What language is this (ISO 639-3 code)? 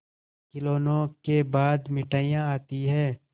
hin